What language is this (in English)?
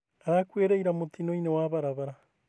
Kikuyu